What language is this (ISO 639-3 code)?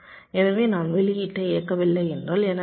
tam